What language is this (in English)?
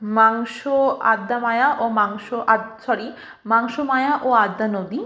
Bangla